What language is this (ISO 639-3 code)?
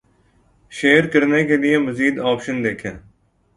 urd